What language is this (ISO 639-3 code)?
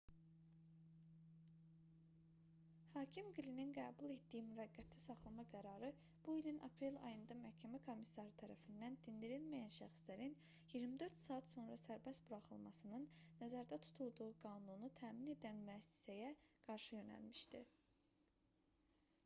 aze